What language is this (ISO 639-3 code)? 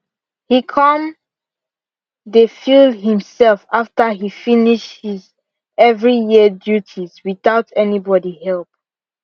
pcm